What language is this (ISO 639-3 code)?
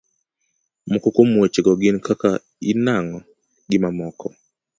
luo